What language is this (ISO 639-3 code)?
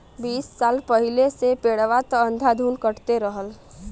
bho